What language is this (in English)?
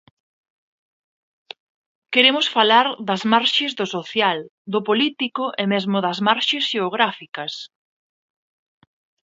Galician